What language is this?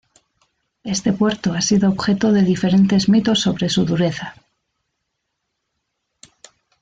Spanish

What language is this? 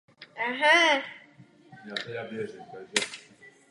Czech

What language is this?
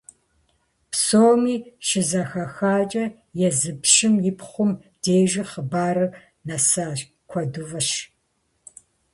Kabardian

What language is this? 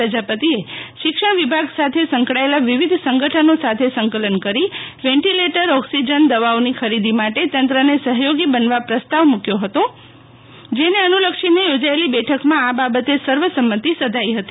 Gujarati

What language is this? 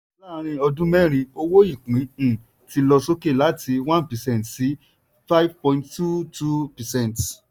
Yoruba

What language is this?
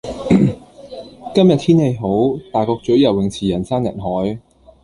Cantonese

